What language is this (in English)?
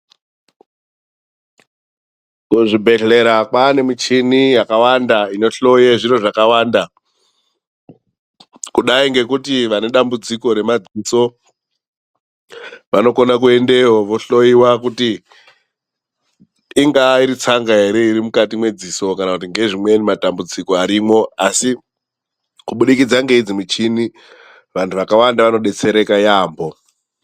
Ndau